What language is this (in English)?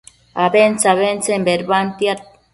Matsés